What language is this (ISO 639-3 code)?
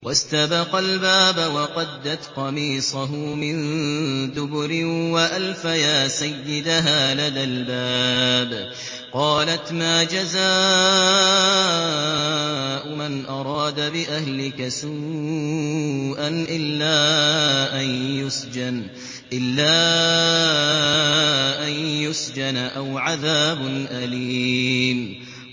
ara